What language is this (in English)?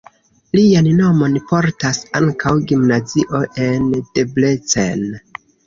Esperanto